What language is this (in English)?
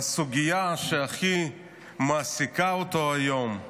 Hebrew